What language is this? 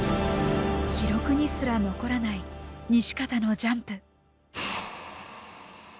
Japanese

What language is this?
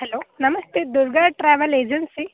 Kannada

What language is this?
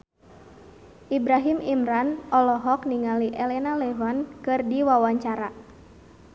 Sundanese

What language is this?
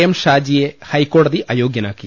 Malayalam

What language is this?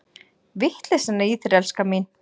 Icelandic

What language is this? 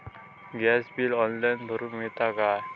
Marathi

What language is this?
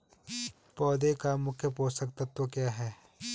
Hindi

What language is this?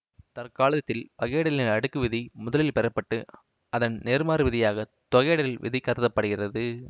Tamil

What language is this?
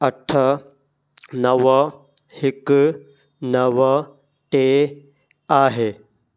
Sindhi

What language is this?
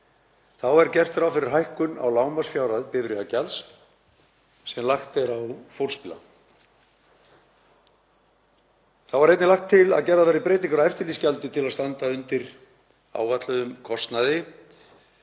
Icelandic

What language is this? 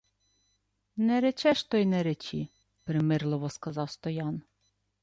Ukrainian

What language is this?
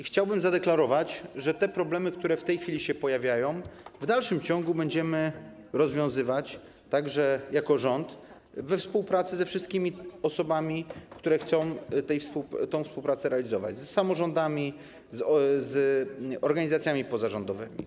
Polish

